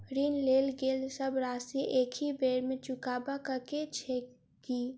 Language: Maithili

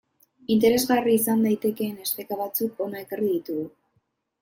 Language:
Basque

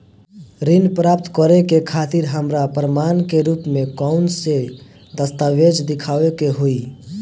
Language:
Bhojpuri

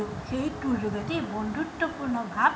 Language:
Assamese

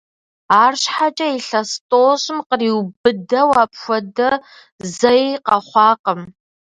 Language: Kabardian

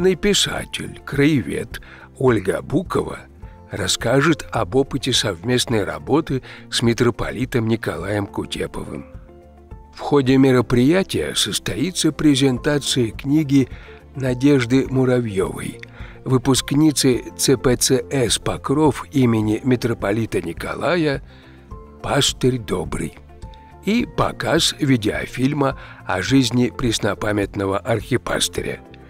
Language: Russian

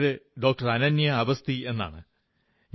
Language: Malayalam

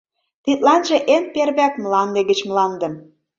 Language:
Mari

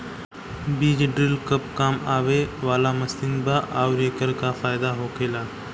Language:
Bhojpuri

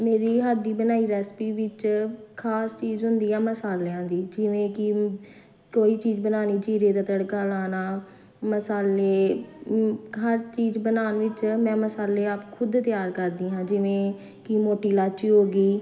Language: Punjabi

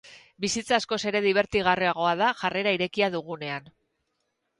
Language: Basque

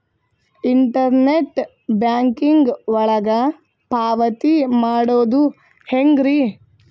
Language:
Kannada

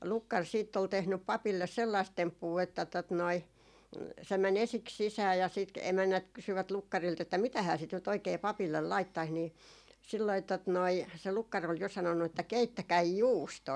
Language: Finnish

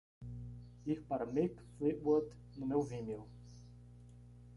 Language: Portuguese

